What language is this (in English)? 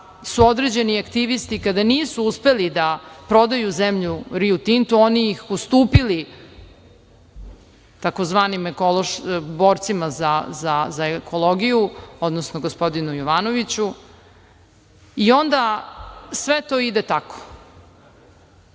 Serbian